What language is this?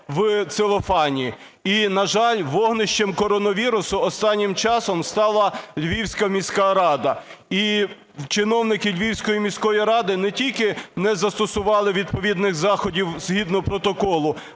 Ukrainian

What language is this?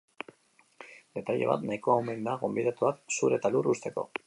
Basque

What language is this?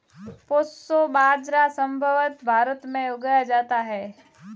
Hindi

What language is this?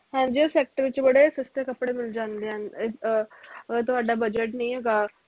Punjabi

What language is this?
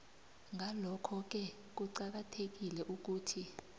South Ndebele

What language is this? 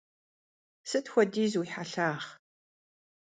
Kabardian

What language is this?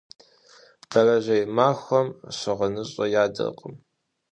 Kabardian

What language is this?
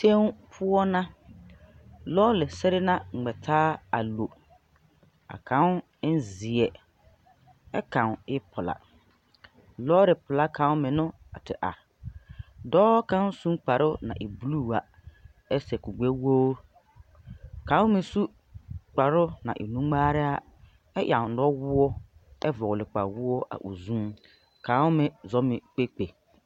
Southern Dagaare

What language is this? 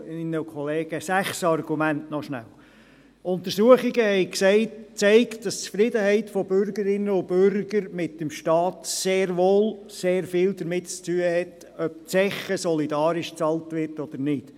Swiss German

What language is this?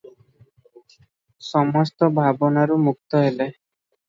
Odia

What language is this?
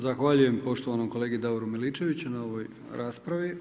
Croatian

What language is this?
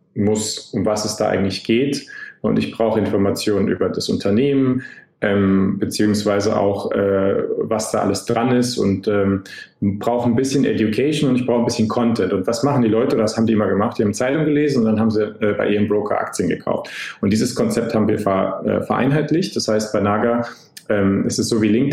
German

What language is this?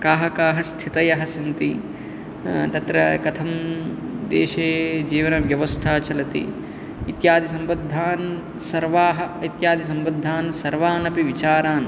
Sanskrit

